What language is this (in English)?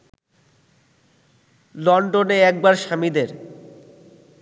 Bangla